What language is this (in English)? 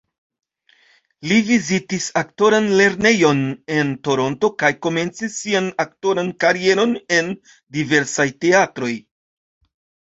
Esperanto